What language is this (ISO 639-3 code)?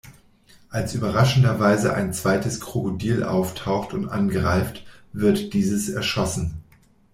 deu